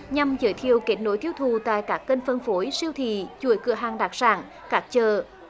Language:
Vietnamese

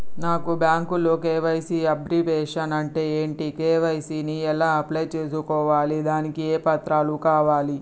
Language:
Telugu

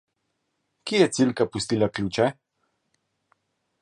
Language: Slovenian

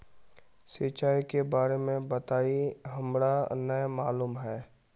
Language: Magahi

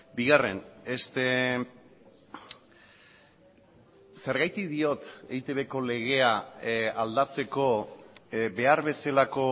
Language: Basque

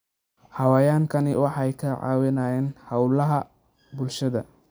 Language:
Somali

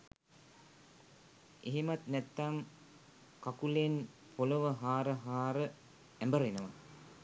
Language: Sinhala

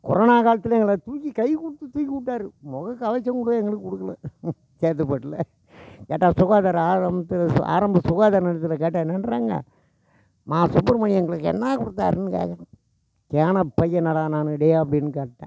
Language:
Tamil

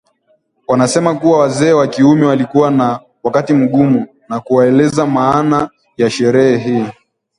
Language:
Swahili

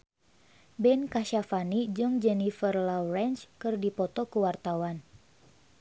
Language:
Sundanese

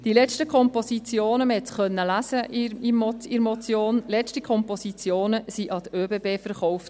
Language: Swiss German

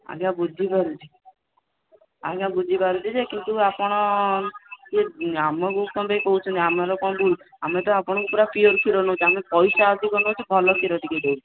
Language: Odia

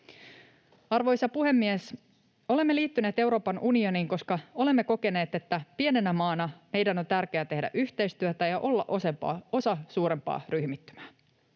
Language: Finnish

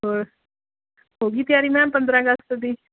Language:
Punjabi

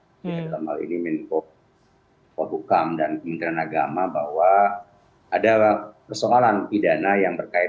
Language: Indonesian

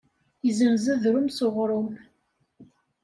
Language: Kabyle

